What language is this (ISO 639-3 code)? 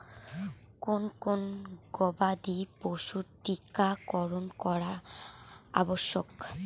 ben